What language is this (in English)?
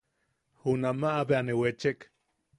Yaqui